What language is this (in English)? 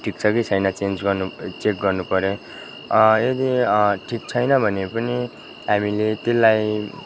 Nepali